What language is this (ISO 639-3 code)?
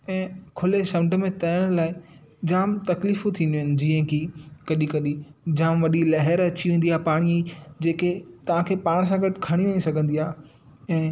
snd